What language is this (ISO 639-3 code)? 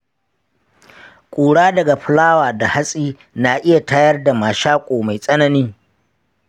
hau